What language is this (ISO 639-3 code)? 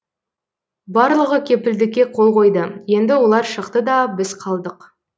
kaz